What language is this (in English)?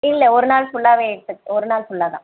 Tamil